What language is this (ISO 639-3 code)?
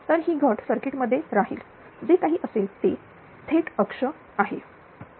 mar